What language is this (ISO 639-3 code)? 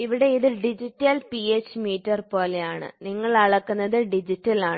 mal